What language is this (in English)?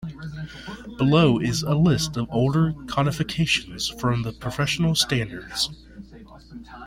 English